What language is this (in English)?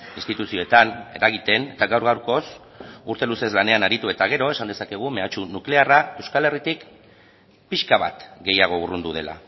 Basque